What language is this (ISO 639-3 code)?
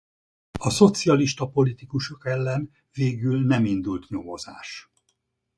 hun